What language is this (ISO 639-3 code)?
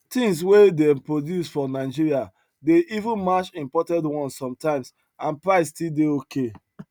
pcm